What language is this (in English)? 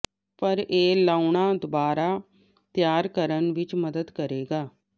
Punjabi